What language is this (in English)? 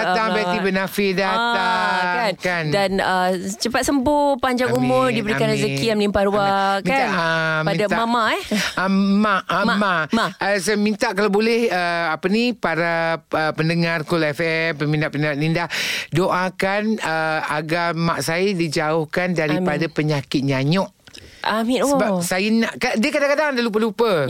Malay